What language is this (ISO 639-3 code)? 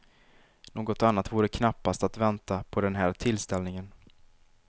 swe